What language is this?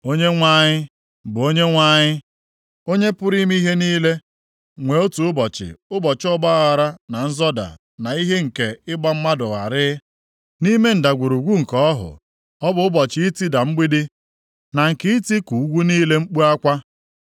Igbo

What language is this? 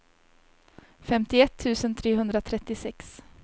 Swedish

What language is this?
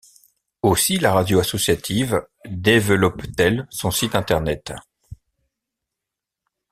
French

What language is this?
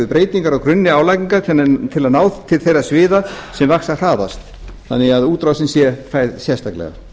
Icelandic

